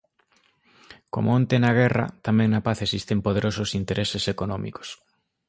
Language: Galician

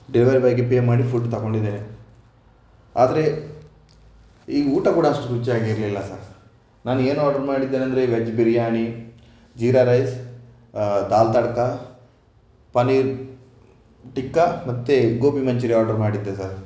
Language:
Kannada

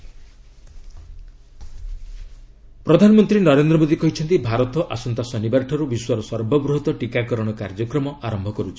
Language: Odia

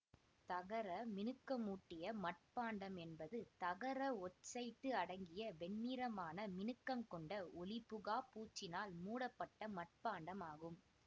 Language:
Tamil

